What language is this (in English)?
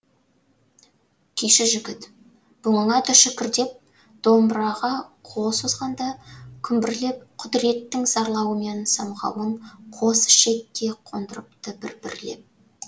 Kazakh